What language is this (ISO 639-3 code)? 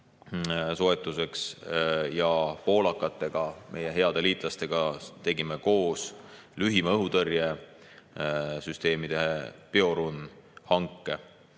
est